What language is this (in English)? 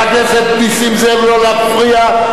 Hebrew